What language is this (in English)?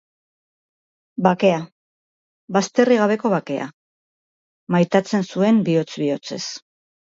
Basque